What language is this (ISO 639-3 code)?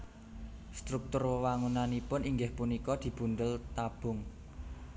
jav